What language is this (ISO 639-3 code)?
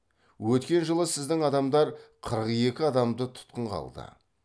kaz